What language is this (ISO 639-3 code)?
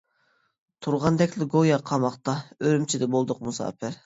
uig